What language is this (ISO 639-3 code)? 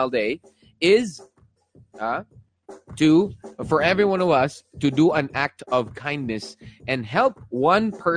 fil